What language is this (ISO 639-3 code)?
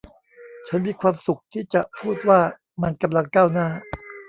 tha